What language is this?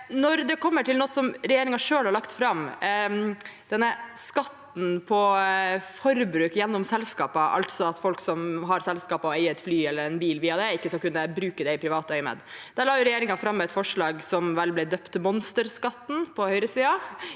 Norwegian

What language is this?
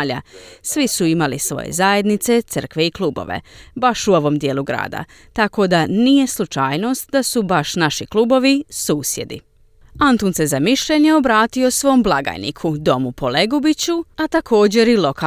Croatian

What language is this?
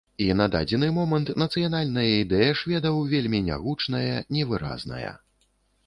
Belarusian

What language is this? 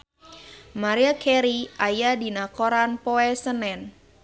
Sundanese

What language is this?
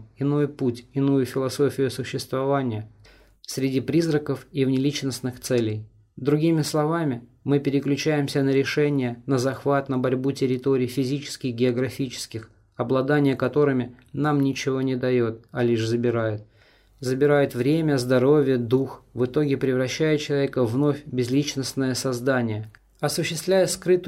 Russian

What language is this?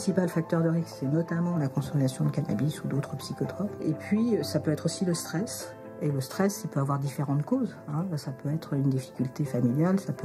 French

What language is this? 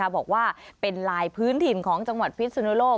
Thai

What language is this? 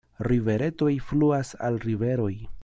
Esperanto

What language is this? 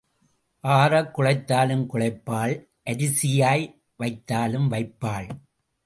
Tamil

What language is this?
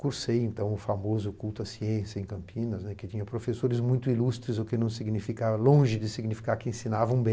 Portuguese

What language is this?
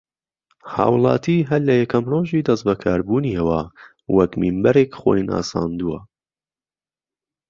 Central Kurdish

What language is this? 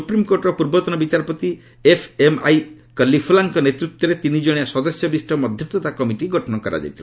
Odia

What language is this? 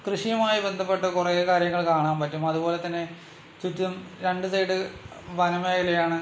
Malayalam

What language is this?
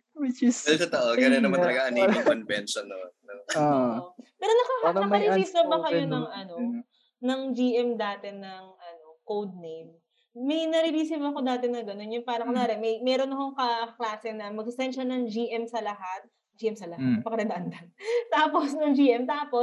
Filipino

